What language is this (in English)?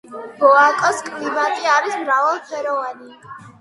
Georgian